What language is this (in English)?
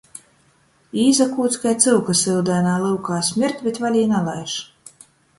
Latgalian